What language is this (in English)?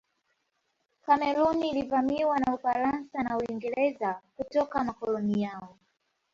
Swahili